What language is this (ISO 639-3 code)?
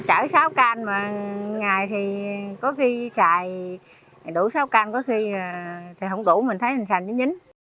vie